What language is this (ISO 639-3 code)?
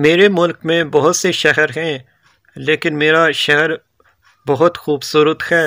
hin